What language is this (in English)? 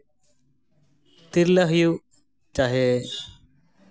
Santali